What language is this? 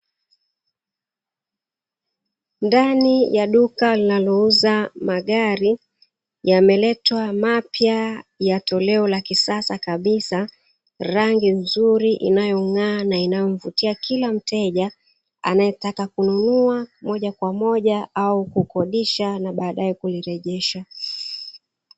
Swahili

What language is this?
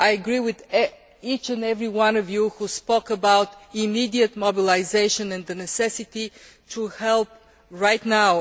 English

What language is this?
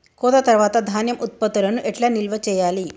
Telugu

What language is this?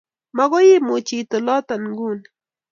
Kalenjin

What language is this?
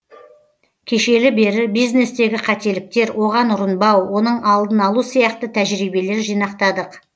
Kazakh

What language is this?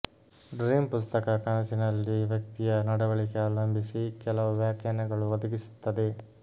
Kannada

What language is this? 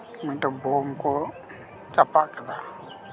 Santali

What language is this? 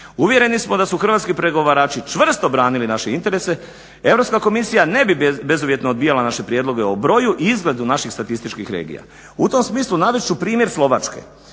Croatian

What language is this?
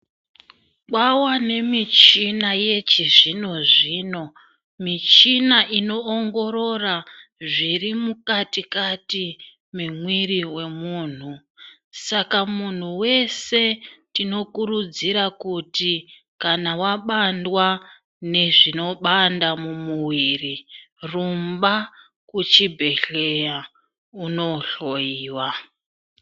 Ndau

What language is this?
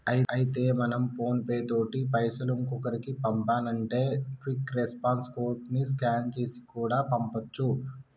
Telugu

